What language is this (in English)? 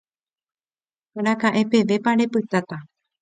Guarani